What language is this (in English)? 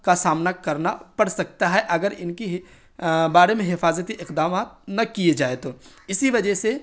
Urdu